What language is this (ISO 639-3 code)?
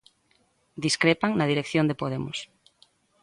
glg